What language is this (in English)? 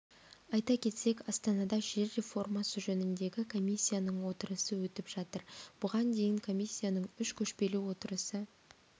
Kazakh